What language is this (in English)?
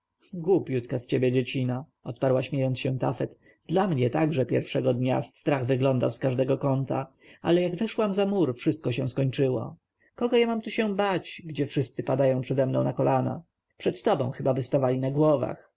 Polish